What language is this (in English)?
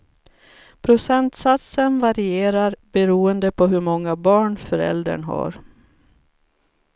Swedish